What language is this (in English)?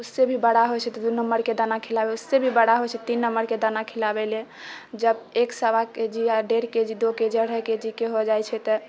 Maithili